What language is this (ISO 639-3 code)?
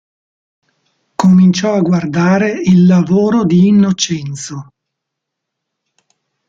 ita